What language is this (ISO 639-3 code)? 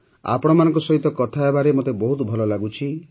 ori